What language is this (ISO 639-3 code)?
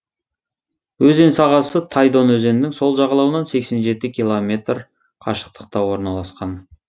kaz